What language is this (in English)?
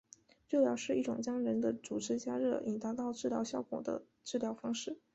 Chinese